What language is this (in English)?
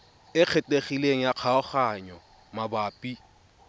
Tswana